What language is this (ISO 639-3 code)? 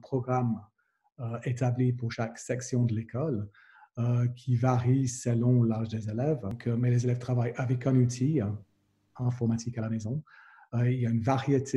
fra